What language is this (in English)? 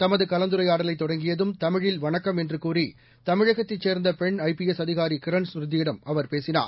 Tamil